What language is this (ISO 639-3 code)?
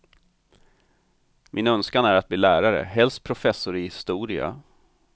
swe